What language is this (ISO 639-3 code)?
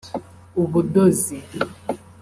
kin